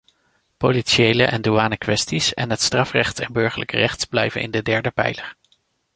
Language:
Dutch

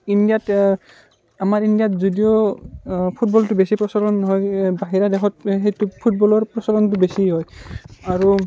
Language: Assamese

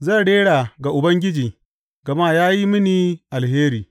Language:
Hausa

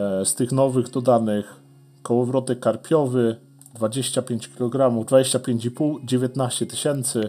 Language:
Polish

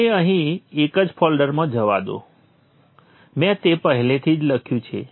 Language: Gujarati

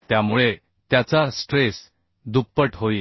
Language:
Marathi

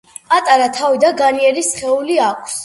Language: Georgian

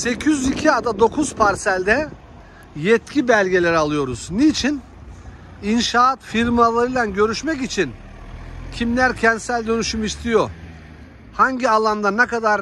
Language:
Turkish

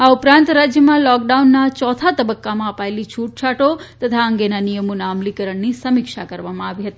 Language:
Gujarati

